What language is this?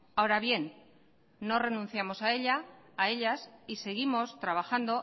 Spanish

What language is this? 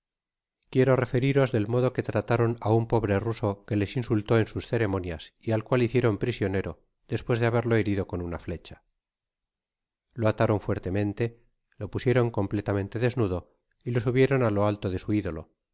Spanish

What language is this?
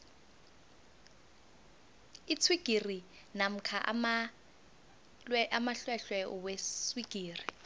South Ndebele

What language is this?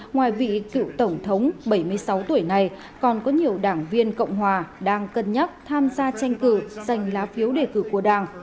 Vietnamese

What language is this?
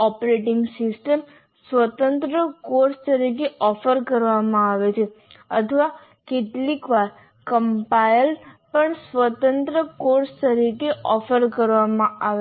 Gujarati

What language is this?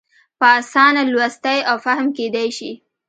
Pashto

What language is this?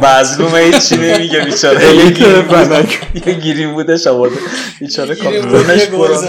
Persian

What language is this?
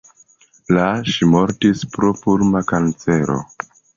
Esperanto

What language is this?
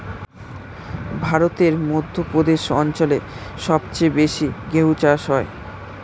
Bangla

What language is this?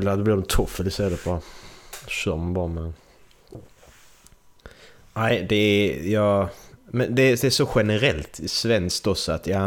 Swedish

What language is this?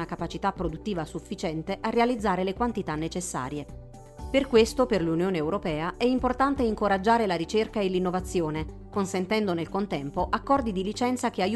Italian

